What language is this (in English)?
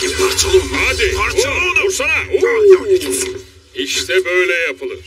Turkish